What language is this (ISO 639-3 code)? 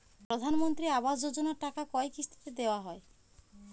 ben